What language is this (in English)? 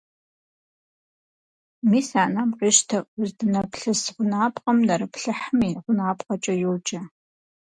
Kabardian